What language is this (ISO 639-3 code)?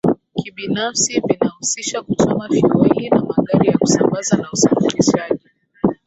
swa